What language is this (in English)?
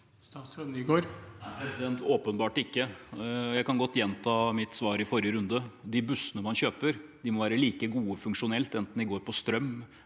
Norwegian